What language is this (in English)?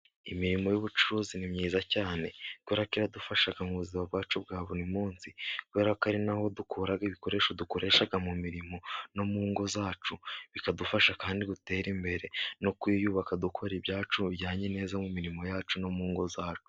Kinyarwanda